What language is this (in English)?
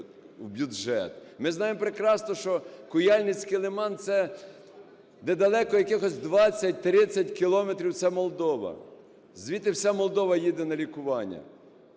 Ukrainian